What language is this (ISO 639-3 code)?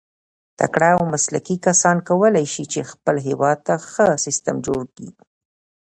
pus